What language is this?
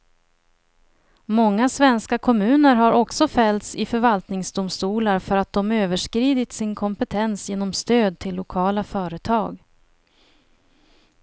Swedish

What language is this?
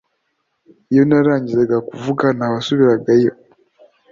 Kinyarwanda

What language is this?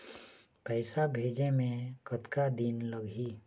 Chhattisgarhi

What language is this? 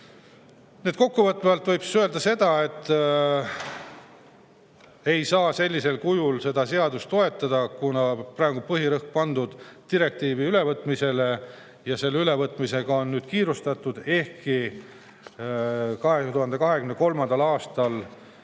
Estonian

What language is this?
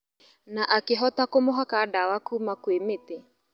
Kikuyu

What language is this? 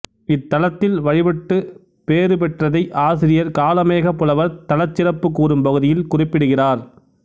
Tamil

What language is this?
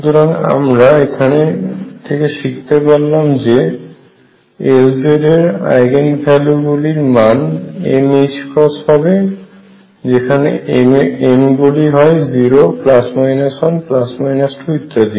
Bangla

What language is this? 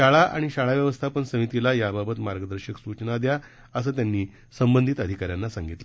Marathi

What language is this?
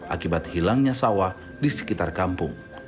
Indonesian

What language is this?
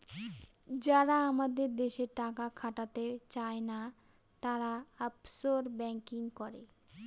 Bangla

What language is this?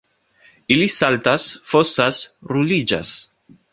Esperanto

